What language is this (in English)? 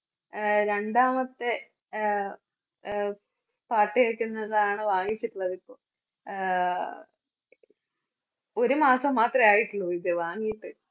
Malayalam